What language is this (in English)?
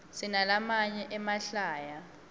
Swati